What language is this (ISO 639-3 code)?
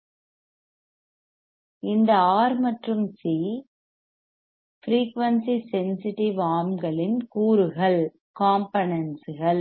tam